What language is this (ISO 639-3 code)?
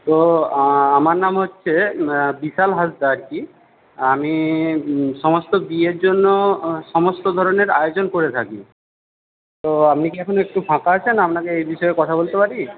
ben